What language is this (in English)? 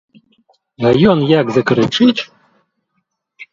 Belarusian